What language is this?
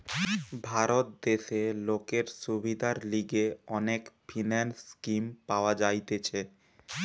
Bangla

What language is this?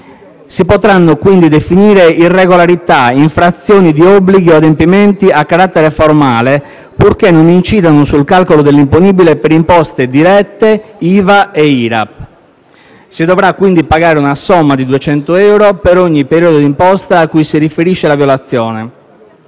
Italian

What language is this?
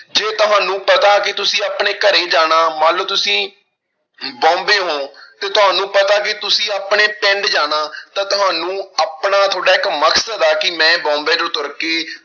Punjabi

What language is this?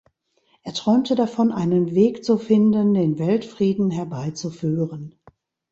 German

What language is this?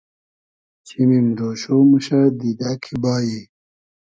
Hazaragi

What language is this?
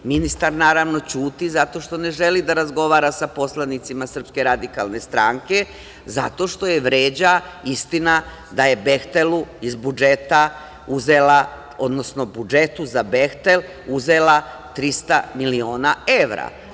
Serbian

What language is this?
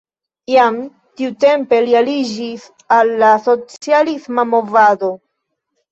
Esperanto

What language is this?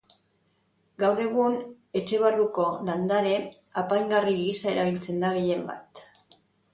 Basque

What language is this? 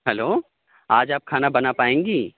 Urdu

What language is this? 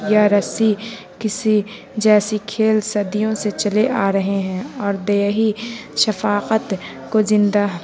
Urdu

